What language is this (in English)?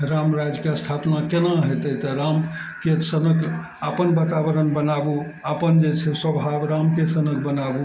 Maithili